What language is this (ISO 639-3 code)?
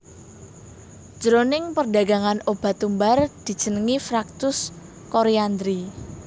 jav